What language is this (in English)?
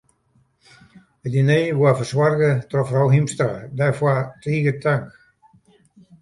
Western Frisian